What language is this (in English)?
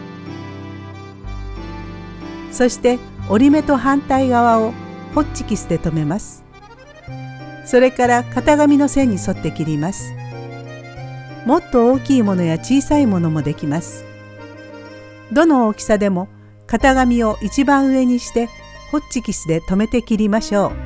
Japanese